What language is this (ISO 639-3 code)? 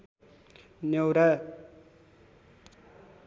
nep